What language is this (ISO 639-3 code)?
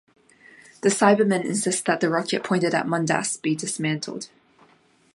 eng